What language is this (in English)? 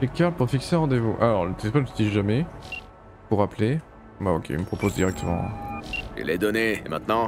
French